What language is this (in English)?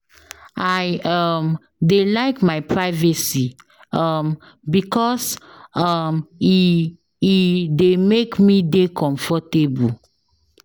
Nigerian Pidgin